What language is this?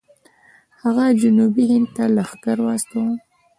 Pashto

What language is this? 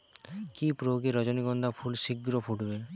Bangla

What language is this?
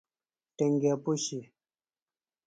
Phalura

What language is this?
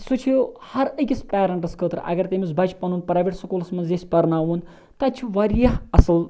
Kashmiri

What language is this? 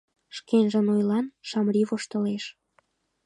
Mari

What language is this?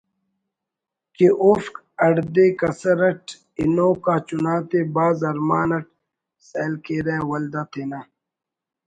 Brahui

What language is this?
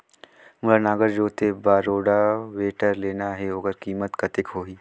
Chhattisgarhi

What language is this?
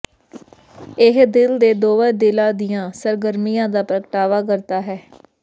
Punjabi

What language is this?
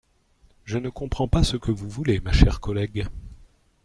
French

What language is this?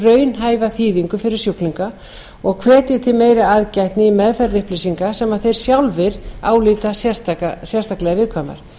Icelandic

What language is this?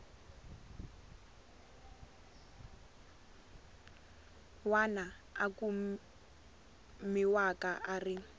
Tsonga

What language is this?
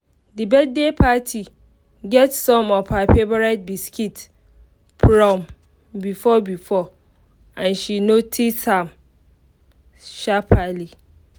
Nigerian Pidgin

